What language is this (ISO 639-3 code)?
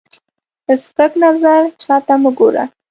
pus